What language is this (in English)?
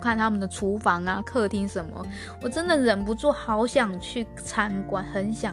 Chinese